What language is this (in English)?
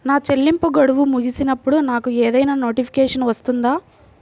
Telugu